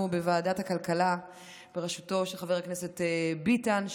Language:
Hebrew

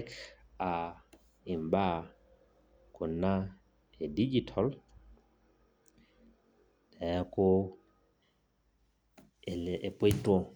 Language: Masai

